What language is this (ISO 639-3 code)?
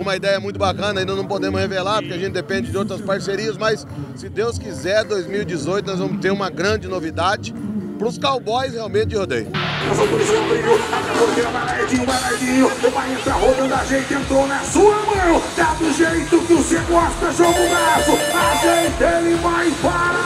por